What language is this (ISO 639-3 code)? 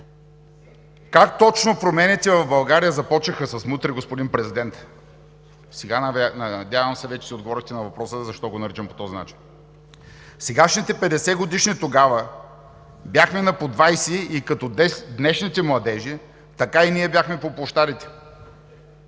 bul